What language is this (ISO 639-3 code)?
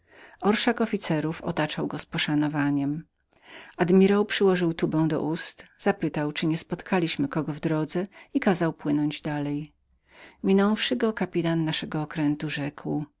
pol